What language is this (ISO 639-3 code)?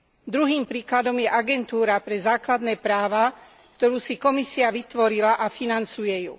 slk